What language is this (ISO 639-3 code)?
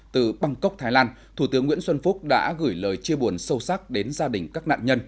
vie